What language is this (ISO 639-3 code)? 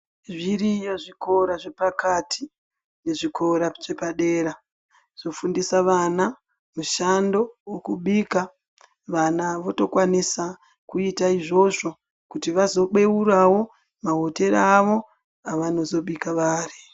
ndc